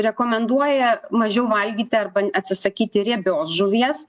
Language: Lithuanian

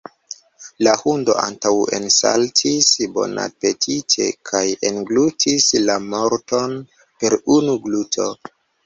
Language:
Esperanto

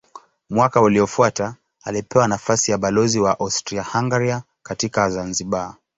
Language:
Swahili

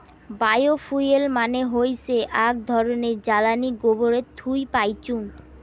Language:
Bangla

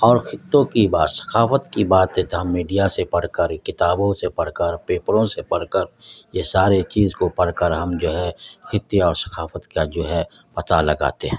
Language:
Urdu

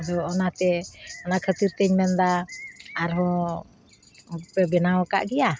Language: Santali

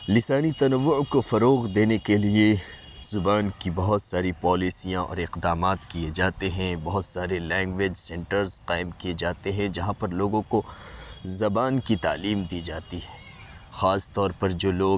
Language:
Urdu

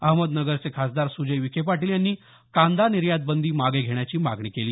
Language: Marathi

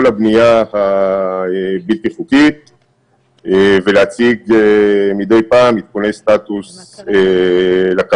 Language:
Hebrew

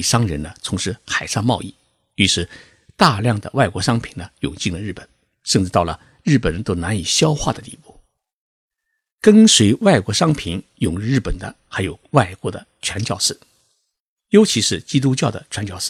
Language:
Chinese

